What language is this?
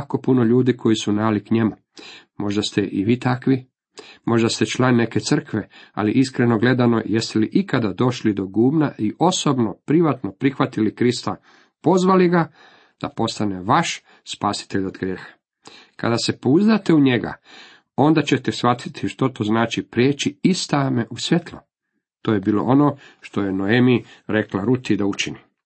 Croatian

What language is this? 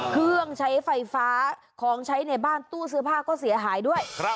Thai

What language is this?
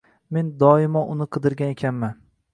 Uzbek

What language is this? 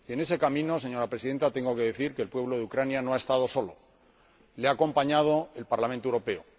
Spanish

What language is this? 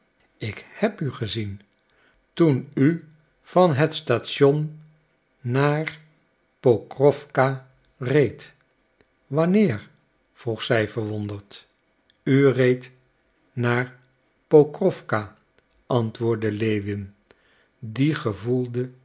Dutch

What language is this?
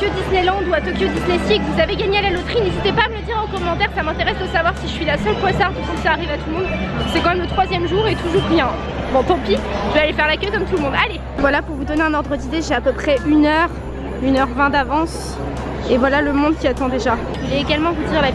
French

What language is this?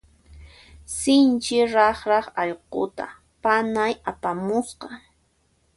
Puno Quechua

